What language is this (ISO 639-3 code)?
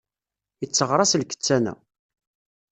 kab